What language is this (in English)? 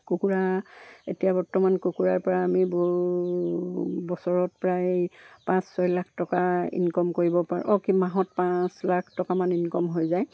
Assamese